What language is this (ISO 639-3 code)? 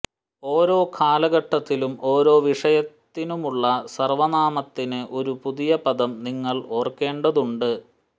mal